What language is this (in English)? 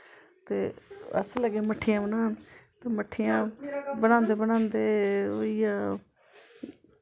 Dogri